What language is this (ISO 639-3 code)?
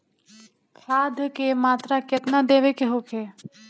bho